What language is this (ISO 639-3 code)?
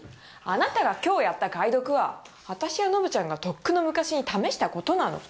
jpn